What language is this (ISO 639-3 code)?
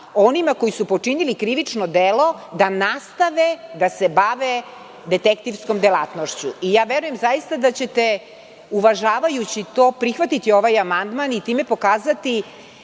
srp